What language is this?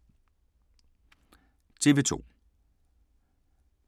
Danish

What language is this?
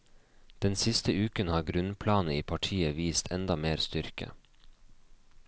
Norwegian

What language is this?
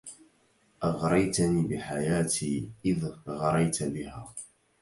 Arabic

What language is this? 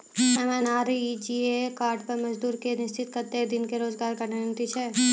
Maithili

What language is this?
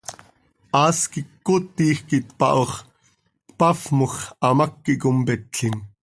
Seri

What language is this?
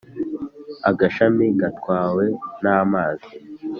Kinyarwanda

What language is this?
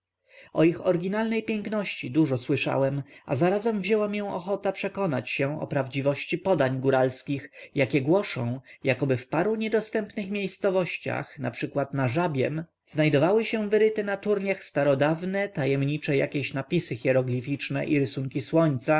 Polish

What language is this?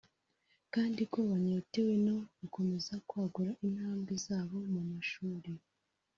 Kinyarwanda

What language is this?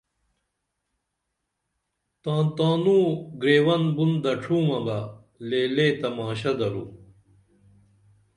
Dameli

